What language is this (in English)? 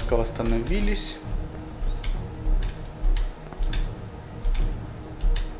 Russian